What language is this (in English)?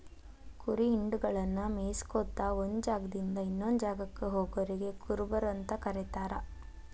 Kannada